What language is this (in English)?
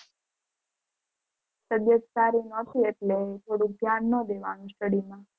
Gujarati